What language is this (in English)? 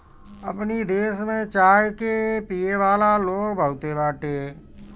Bhojpuri